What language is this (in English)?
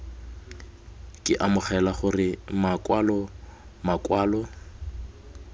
Tswana